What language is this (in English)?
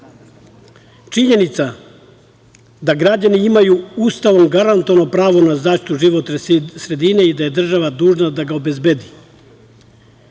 Serbian